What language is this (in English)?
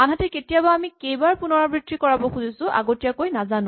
Assamese